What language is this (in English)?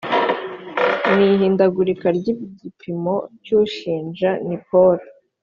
Kinyarwanda